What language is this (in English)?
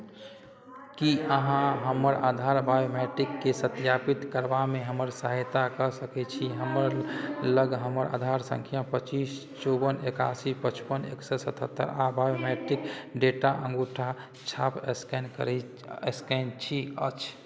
Maithili